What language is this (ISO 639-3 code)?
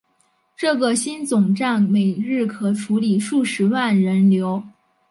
zho